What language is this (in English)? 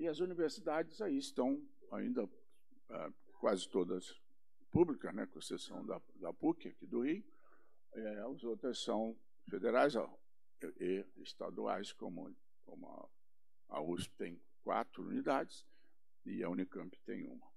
Portuguese